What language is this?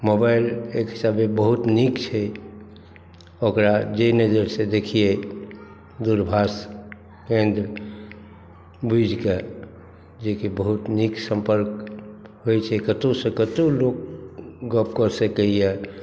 Maithili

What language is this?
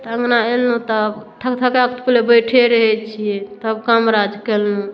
Maithili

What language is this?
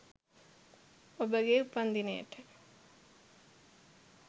Sinhala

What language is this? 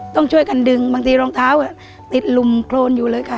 Thai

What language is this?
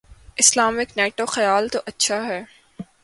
Urdu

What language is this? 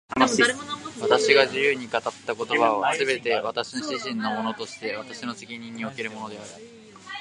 Japanese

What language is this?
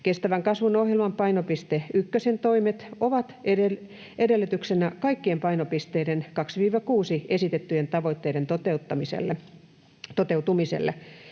Finnish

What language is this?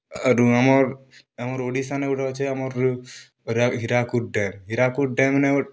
Odia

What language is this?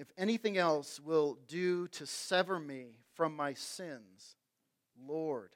English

